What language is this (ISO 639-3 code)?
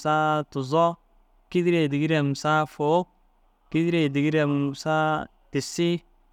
dzg